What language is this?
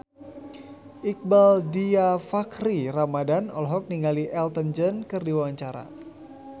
Sundanese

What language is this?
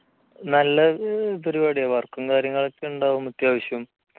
Malayalam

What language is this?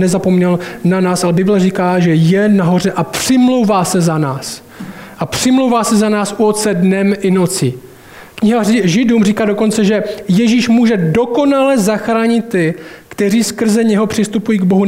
Czech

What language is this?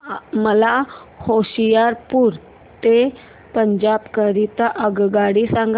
Marathi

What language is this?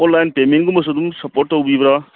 Manipuri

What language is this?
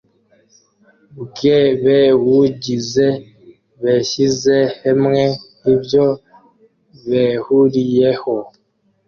Kinyarwanda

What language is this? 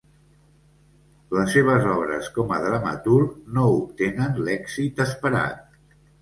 Catalan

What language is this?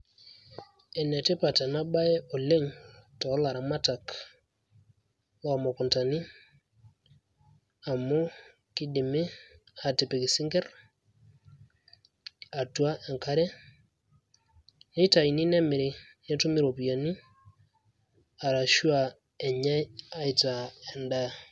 Masai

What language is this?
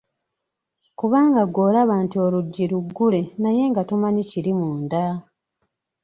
Ganda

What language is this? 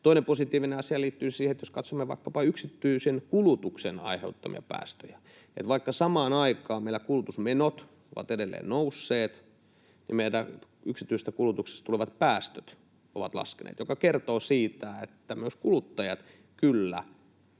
Finnish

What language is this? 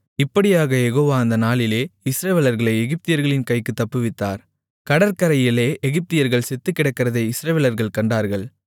Tamil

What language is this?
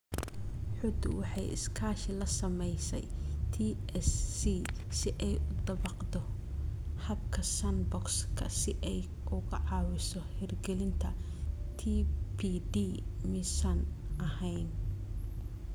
Somali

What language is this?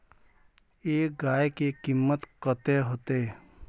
Magahi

